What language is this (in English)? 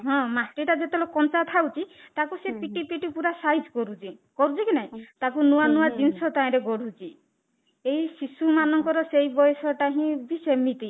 Odia